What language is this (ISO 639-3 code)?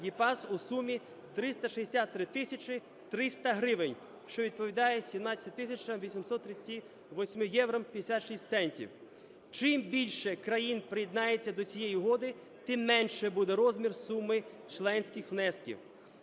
ukr